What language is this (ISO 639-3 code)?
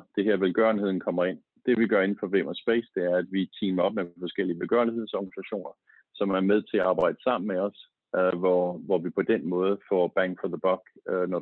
dan